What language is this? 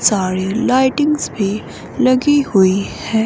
Hindi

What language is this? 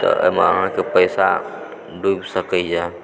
Maithili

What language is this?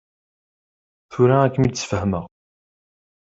Kabyle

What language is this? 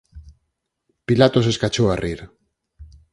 Galician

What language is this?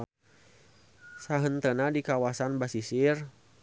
Sundanese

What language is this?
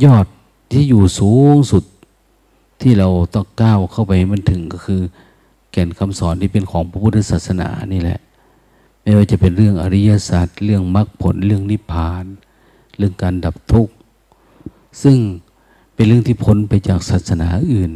Thai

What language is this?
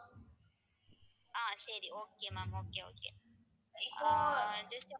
Tamil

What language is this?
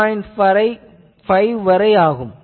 Tamil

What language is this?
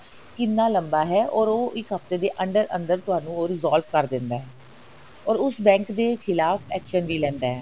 Punjabi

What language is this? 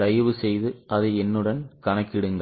Tamil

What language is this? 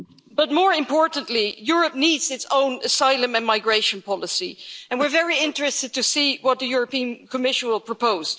English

